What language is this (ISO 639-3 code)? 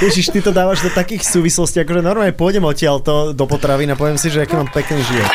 slk